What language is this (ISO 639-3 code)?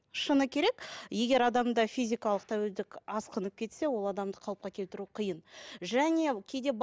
kaz